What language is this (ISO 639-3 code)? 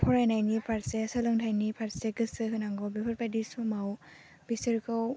brx